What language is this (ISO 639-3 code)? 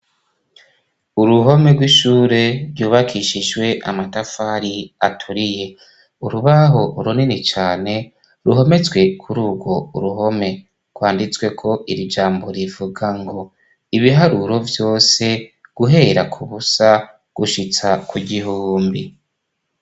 run